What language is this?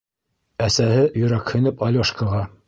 Bashkir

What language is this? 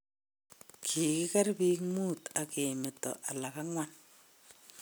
Kalenjin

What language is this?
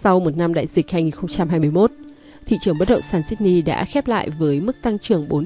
Vietnamese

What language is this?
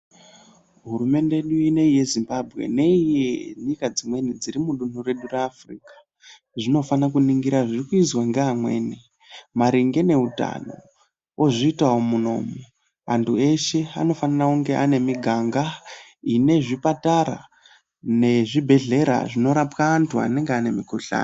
Ndau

